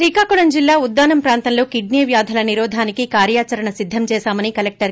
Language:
Telugu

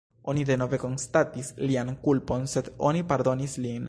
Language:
Esperanto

